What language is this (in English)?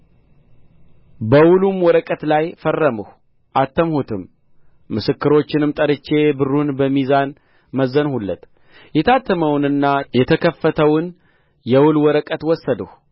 Amharic